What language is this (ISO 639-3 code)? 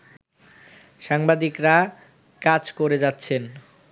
ben